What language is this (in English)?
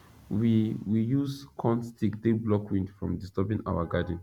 Nigerian Pidgin